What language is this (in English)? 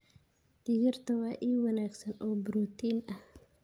Somali